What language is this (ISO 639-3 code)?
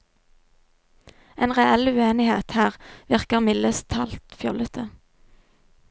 nor